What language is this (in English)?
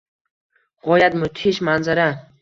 Uzbek